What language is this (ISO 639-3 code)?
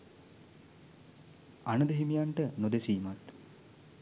sin